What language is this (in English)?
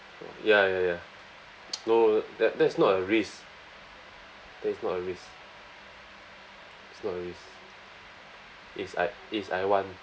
English